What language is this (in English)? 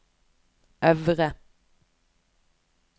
Norwegian